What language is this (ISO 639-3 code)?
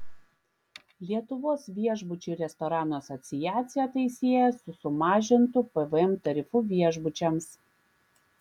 lit